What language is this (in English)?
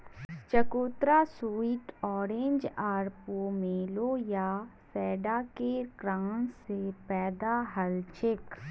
Magahi